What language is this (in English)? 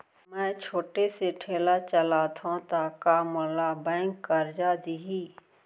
Chhattisgarhi